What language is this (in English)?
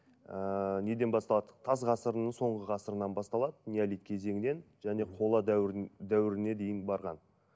Kazakh